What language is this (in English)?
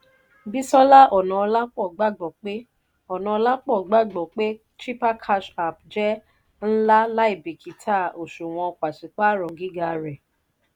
Yoruba